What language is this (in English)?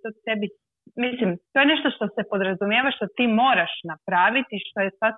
Croatian